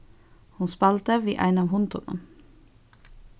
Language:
Faroese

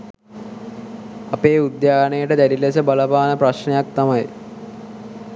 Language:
Sinhala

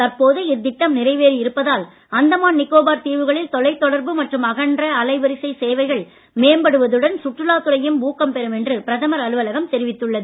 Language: Tamil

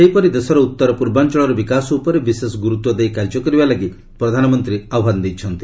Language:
Odia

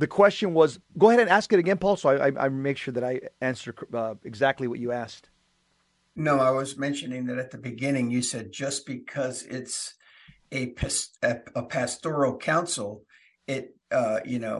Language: English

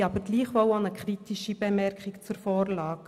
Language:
Swiss German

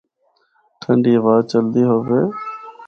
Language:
Northern Hindko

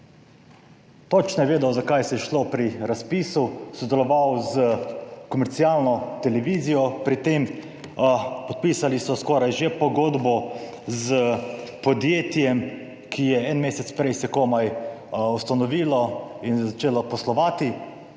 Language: Slovenian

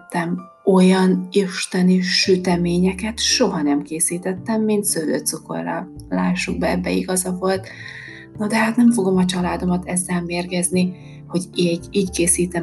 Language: Hungarian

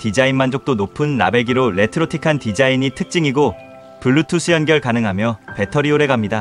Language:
Korean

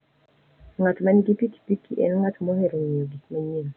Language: Luo (Kenya and Tanzania)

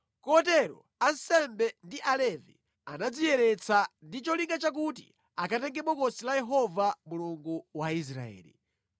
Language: Nyanja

